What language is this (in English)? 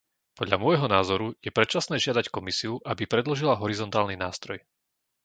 Slovak